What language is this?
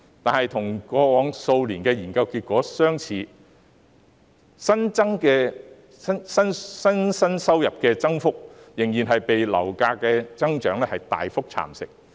Cantonese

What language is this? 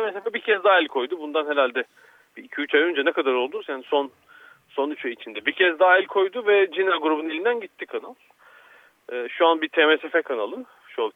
Turkish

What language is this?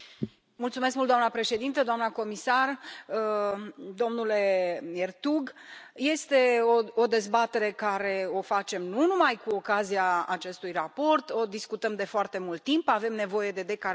Romanian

